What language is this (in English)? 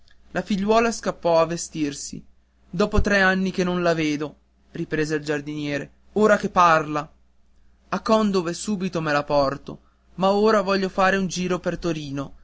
Italian